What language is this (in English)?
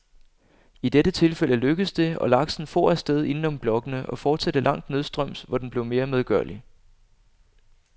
Danish